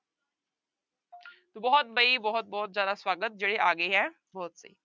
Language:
Punjabi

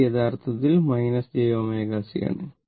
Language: Malayalam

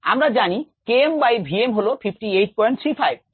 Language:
Bangla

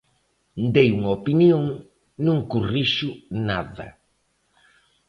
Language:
Galician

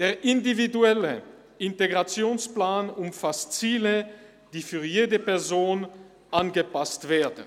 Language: Swiss German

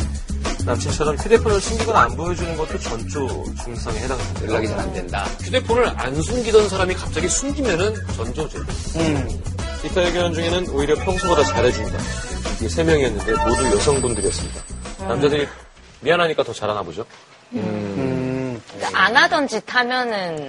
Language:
Korean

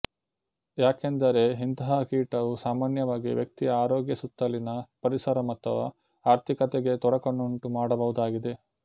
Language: Kannada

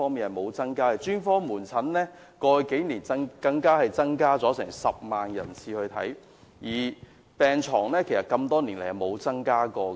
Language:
Cantonese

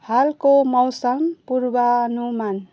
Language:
Nepali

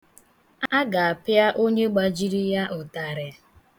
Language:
Igbo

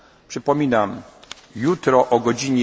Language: Polish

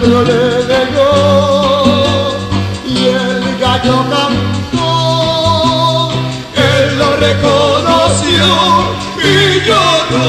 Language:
Greek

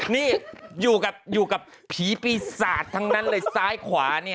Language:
Thai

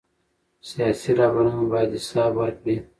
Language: Pashto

